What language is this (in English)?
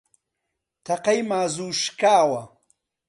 Central Kurdish